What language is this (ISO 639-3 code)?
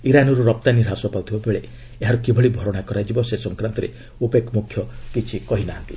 ori